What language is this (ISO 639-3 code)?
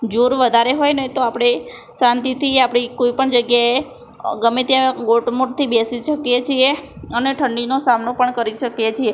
guj